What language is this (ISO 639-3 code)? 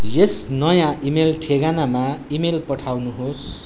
nep